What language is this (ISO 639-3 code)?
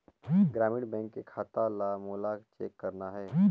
hne